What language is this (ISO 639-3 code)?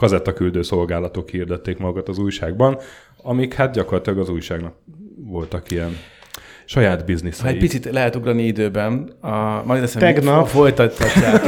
hun